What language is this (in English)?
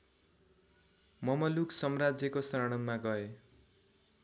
Nepali